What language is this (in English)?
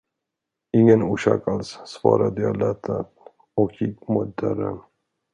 Swedish